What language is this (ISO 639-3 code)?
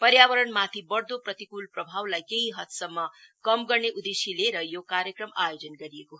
nep